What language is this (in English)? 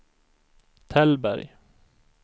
Swedish